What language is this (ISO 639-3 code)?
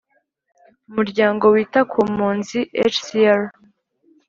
kin